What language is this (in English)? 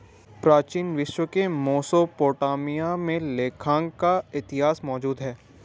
Hindi